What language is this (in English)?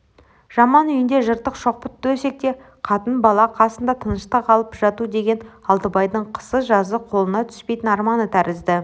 Kazakh